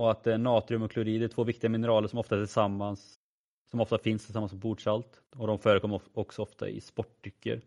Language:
Swedish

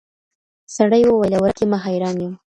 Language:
Pashto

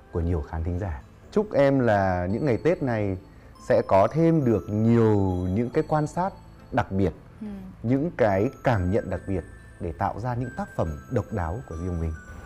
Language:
Vietnamese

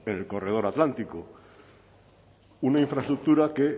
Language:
Spanish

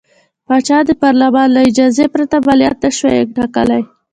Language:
Pashto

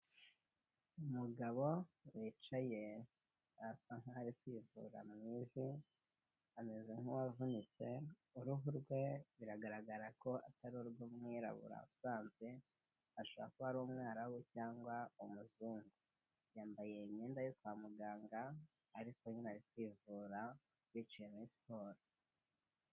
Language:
Kinyarwanda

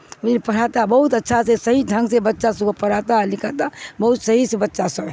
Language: Urdu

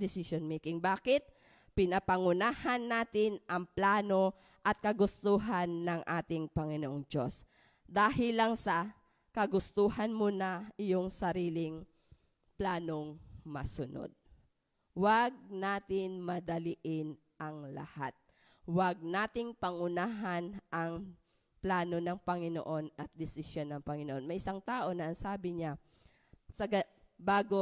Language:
Filipino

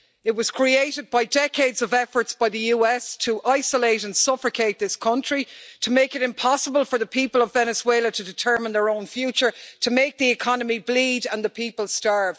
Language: English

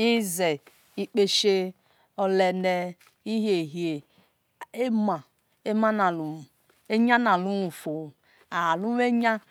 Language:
Esan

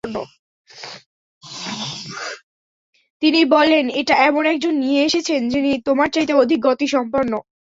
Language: Bangla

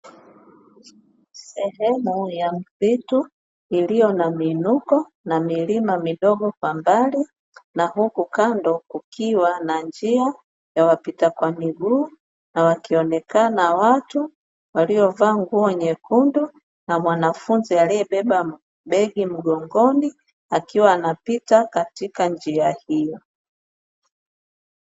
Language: Swahili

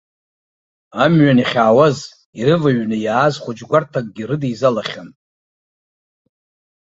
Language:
Abkhazian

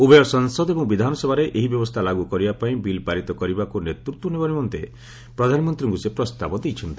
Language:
Odia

